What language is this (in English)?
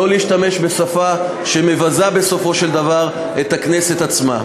Hebrew